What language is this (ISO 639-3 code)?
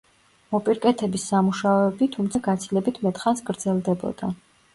kat